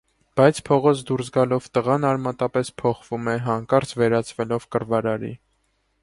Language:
Armenian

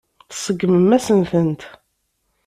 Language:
Kabyle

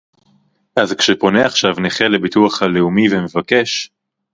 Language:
Hebrew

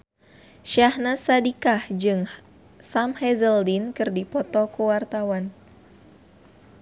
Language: Sundanese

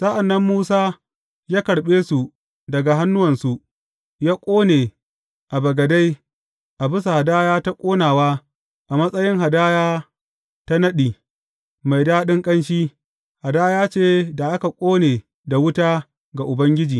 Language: Hausa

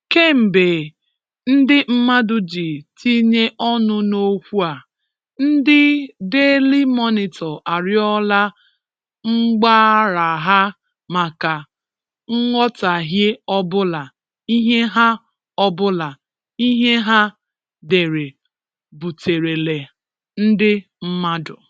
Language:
Igbo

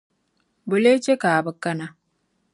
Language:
Dagbani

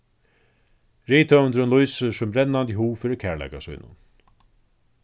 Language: Faroese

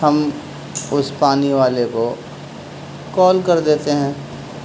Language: Urdu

